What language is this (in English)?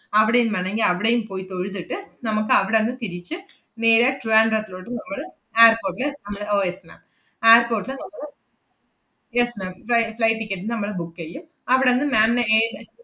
Malayalam